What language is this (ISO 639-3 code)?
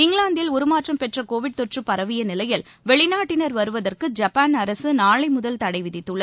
tam